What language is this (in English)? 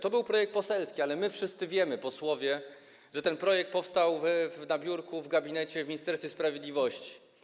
Polish